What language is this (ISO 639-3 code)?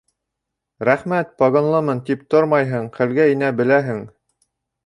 bak